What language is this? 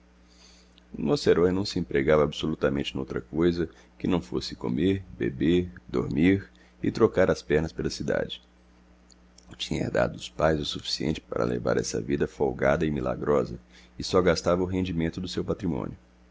Portuguese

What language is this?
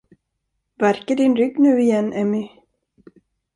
Swedish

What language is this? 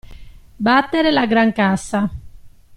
Italian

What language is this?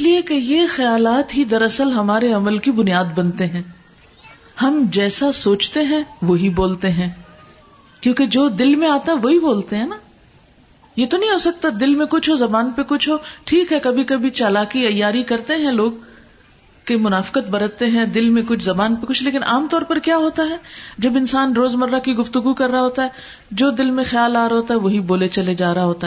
Urdu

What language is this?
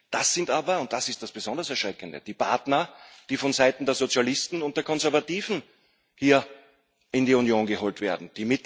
German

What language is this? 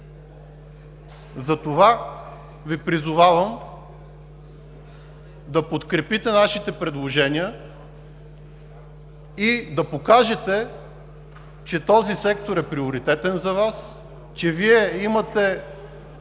Bulgarian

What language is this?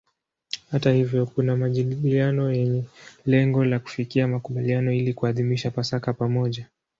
Swahili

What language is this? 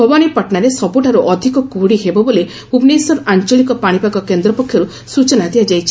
Odia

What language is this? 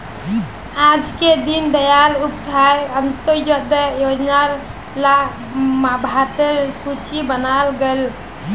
Magahi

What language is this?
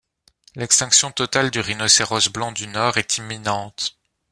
French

